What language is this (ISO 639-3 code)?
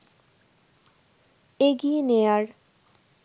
ben